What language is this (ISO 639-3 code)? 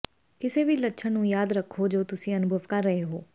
pan